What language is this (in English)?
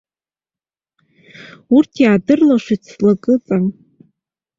Abkhazian